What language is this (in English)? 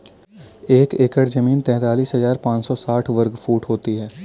Hindi